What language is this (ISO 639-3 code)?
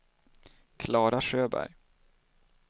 swe